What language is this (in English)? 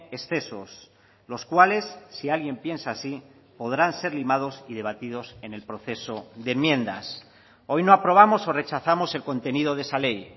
Spanish